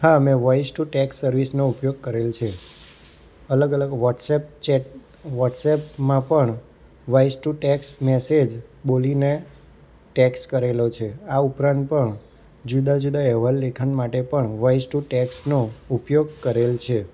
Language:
Gujarati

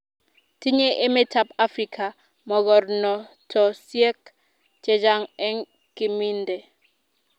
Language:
Kalenjin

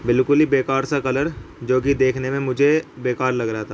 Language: Urdu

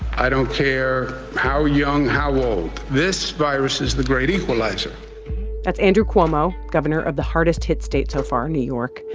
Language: English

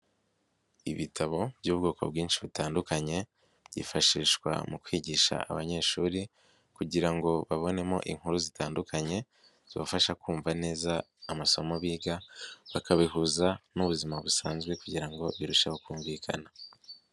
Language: Kinyarwanda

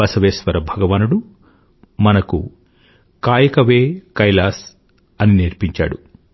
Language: Telugu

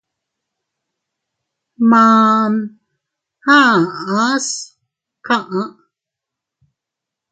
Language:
Teutila Cuicatec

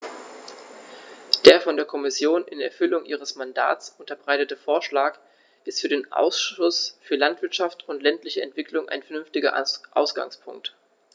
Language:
German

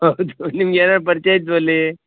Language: Kannada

